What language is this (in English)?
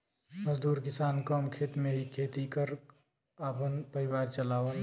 Bhojpuri